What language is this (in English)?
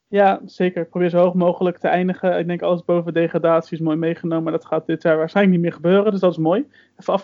Dutch